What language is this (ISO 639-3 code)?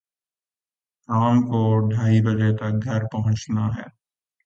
urd